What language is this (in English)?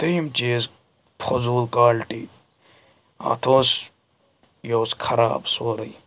Kashmiri